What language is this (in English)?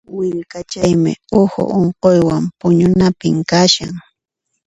Puno Quechua